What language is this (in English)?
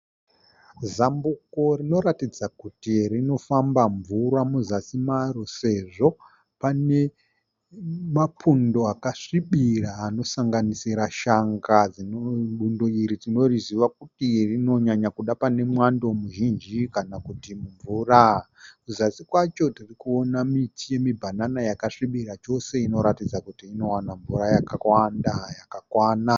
Shona